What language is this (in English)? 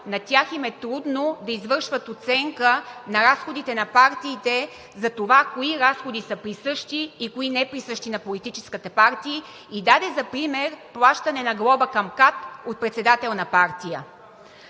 Bulgarian